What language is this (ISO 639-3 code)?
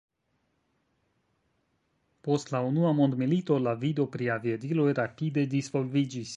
epo